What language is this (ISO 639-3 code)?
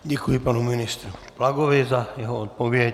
ces